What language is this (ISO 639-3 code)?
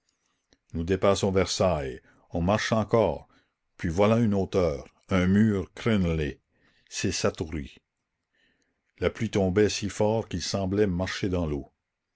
fra